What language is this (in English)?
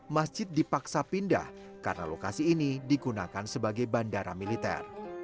Indonesian